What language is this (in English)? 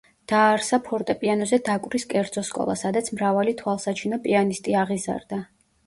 Georgian